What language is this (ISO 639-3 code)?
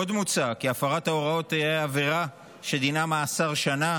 heb